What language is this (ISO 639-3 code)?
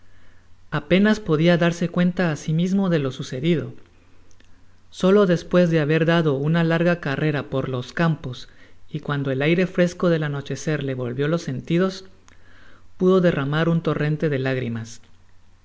spa